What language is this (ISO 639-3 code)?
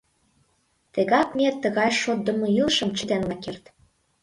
chm